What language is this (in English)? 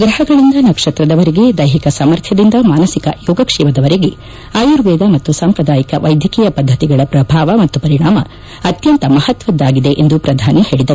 Kannada